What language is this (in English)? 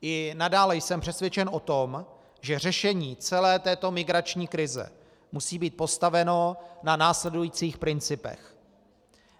Czech